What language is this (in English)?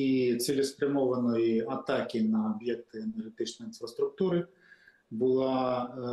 Ukrainian